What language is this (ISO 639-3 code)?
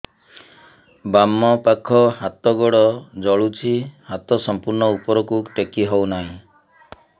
ori